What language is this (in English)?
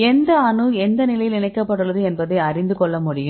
Tamil